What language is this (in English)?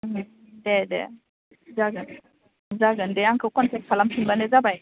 Bodo